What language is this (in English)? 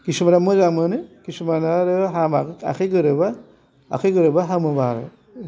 Bodo